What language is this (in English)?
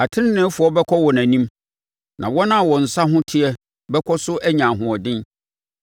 Akan